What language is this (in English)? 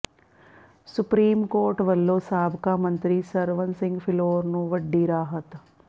Punjabi